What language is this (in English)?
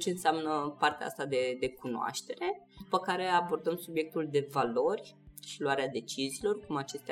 Romanian